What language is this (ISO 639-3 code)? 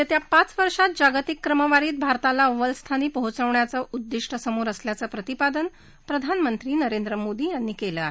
mar